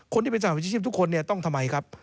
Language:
Thai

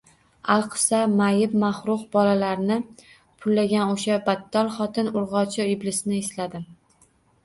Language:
Uzbek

